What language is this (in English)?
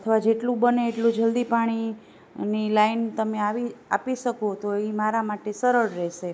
Gujarati